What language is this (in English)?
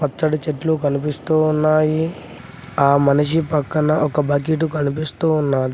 Telugu